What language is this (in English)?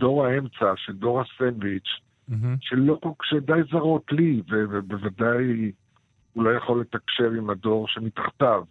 Hebrew